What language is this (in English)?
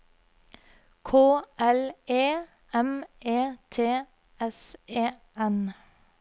Norwegian